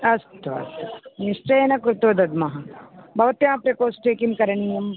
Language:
Sanskrit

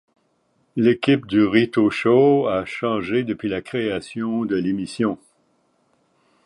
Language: French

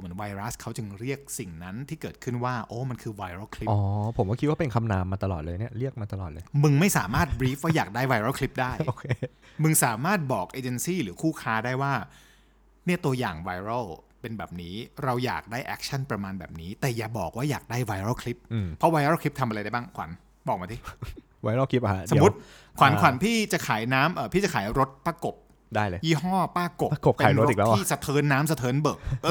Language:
Thai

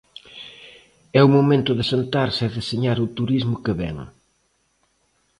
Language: Galician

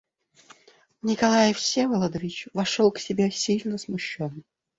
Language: Russian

